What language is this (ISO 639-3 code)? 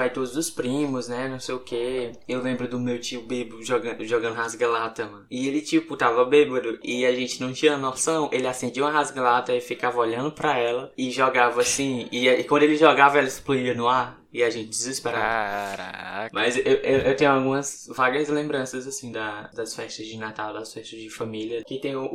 por